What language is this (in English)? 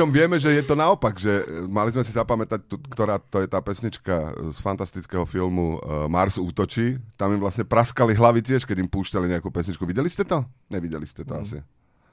Slovak